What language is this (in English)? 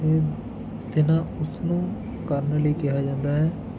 Punjabi